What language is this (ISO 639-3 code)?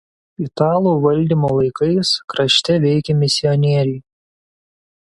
lit